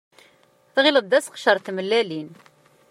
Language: Kabyle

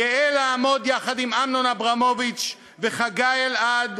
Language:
Hebrew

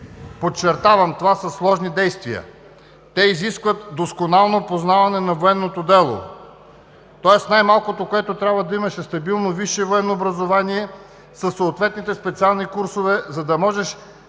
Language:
Bulgarian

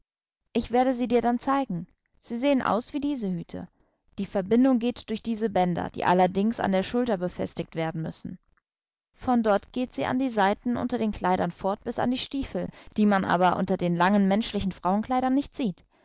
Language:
German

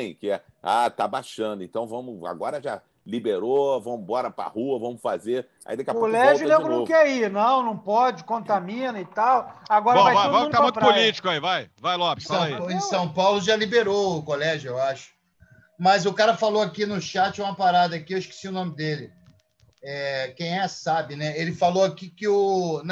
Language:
Portuguese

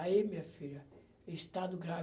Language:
Portuguese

